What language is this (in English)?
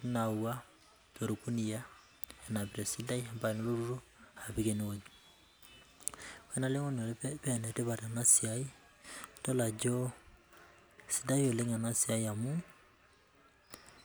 Masai